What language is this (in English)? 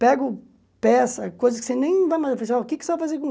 Portuguese